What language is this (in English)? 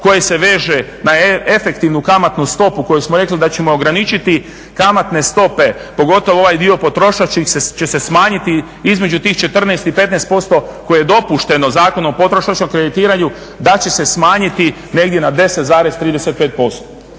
Croatian